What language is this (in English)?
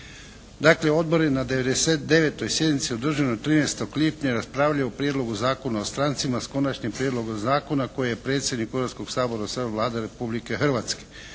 Croatian